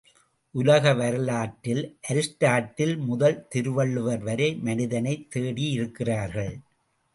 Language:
Tamil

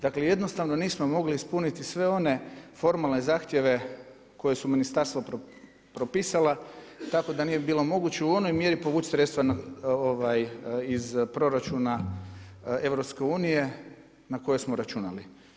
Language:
Croatian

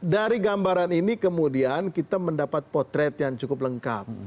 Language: Indonesian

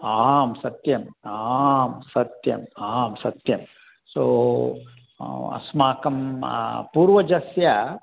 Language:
Sanskrit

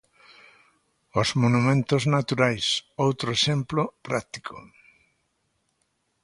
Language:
Galician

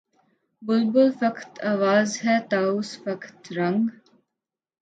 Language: Urdu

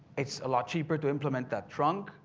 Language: English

